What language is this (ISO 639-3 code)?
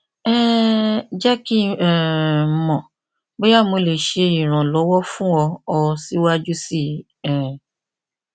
yor